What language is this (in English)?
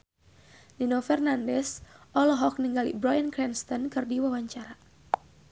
Sundanese